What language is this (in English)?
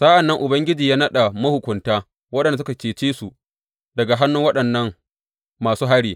Hausa